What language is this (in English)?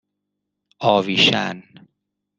Persian